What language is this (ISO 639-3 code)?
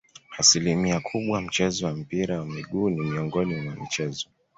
swa